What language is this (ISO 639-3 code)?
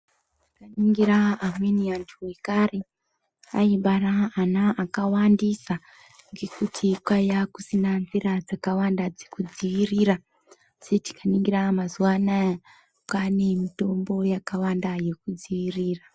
ndc